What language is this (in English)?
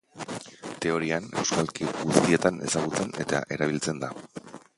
Basque